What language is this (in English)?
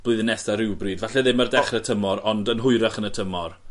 Welsh